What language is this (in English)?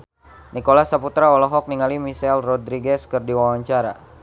Sundanese